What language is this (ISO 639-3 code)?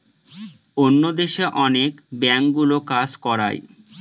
ben